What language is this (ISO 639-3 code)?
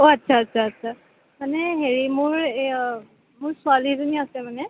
asm